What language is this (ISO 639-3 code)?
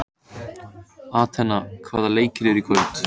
isl